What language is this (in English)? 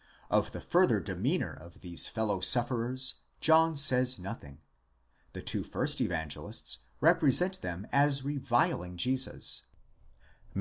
English